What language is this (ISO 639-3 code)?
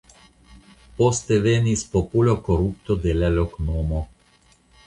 epo